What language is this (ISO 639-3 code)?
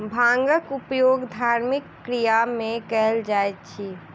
mai